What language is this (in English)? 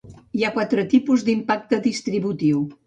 Catalan